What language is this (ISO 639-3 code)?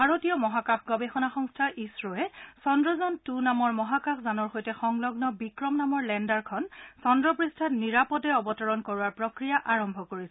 asm